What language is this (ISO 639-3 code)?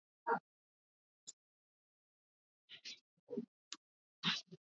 swa